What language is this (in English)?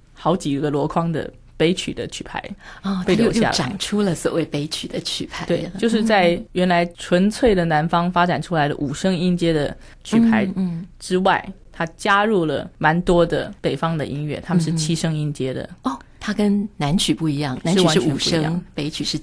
Chinese